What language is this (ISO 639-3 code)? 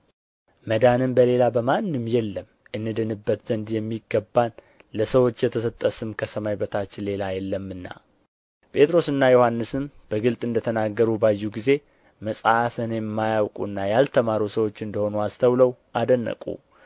amh